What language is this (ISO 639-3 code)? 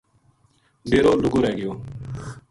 gju